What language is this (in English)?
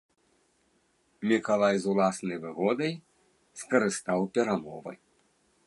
Belarusian